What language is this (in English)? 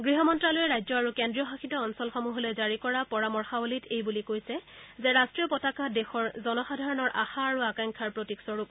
Assamese